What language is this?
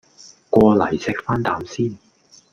Cantonese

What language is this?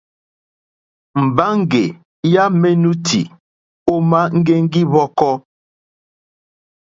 Mokpwe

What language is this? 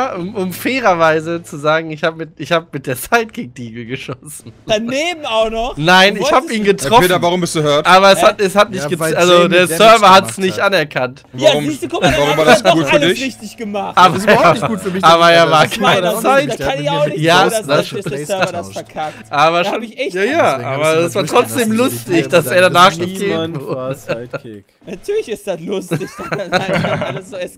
German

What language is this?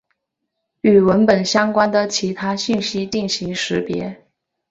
Chinese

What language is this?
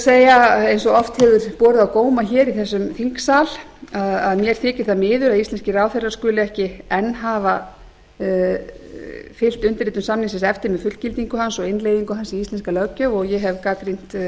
Icelandic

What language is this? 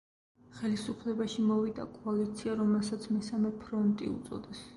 Georgian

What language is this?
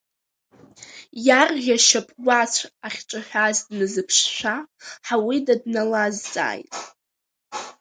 Abkhazian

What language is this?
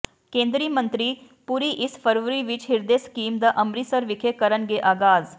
Punjabi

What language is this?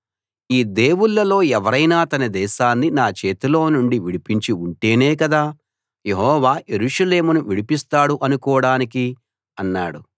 Telugu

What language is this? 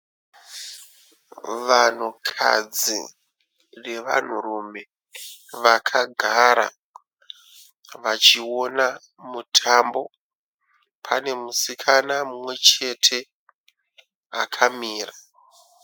Shona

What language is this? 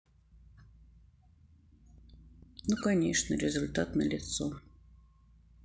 Russian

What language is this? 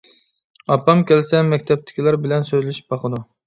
Uyghur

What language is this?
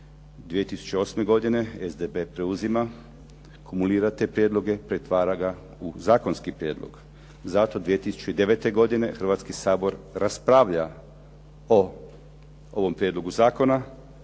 Croatian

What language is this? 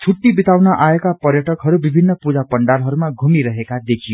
Nepali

